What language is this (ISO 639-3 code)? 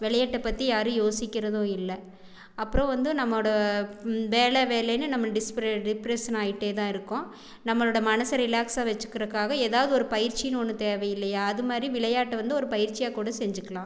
tam